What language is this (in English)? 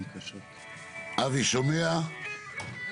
Hebrew